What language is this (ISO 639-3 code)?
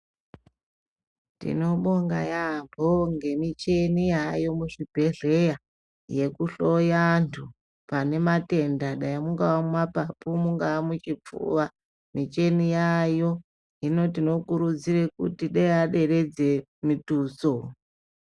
ndc